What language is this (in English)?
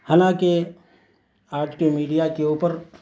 Urdu